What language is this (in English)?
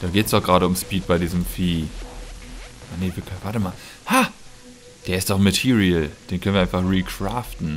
German